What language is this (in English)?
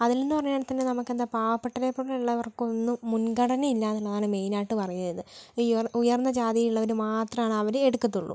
Malayalam